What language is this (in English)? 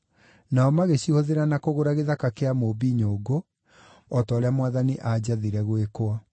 Kikuyu